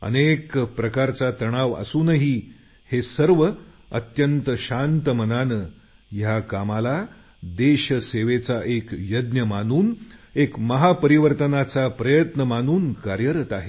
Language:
Marathi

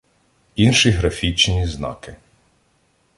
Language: Ukrainian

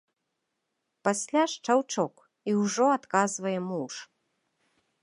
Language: Belarusian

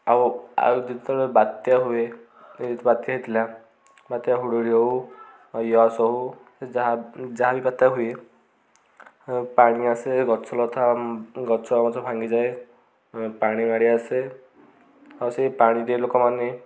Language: Odia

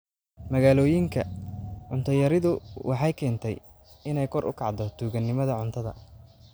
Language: Somali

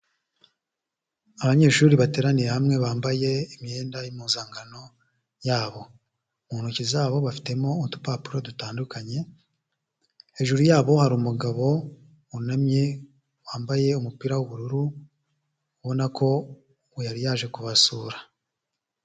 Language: Kinyarwanda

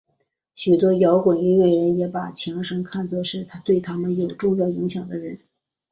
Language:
Chinese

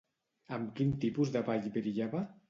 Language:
Catalan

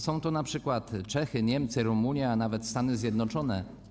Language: Polish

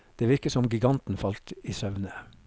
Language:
Norwegian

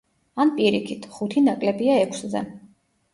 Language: Georgian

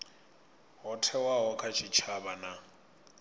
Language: Venda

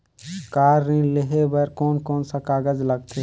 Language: Chhattisgarhi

